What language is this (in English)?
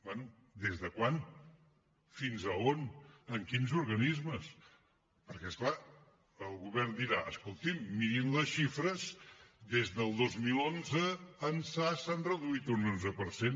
Catalan